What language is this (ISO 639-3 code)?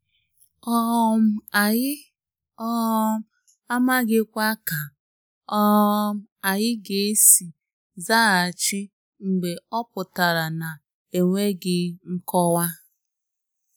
ibo